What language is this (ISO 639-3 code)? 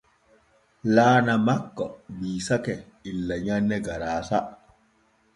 fue